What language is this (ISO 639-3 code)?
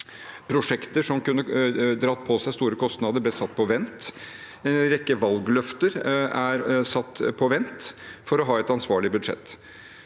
nor